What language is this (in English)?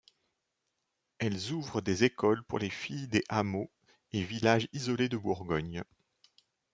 French